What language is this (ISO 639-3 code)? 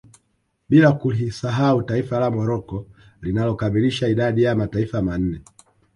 swa